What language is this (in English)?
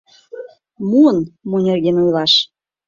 Mari